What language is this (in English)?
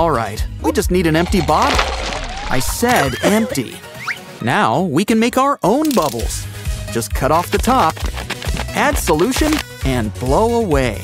English